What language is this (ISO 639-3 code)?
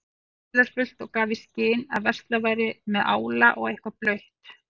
isl